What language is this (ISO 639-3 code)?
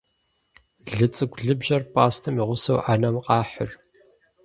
kbd